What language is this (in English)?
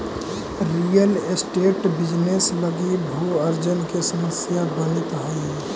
Magahi